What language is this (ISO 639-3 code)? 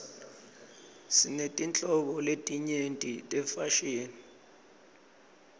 ssw